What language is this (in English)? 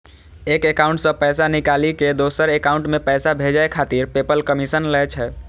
Maithili